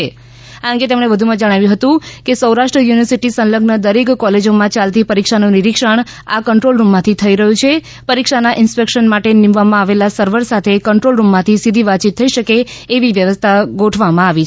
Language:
Gujarati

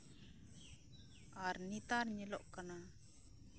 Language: Santali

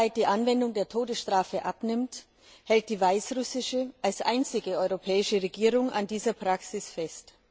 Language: German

